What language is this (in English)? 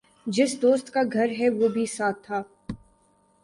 Urdu